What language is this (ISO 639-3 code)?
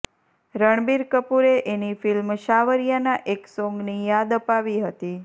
guj